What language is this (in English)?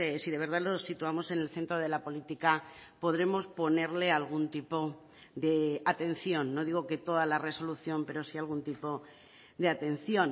Spanish